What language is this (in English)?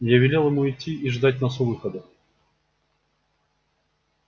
Russian